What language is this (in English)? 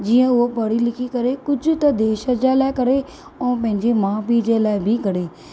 Sindhi